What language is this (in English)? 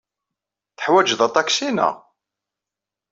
Kabyle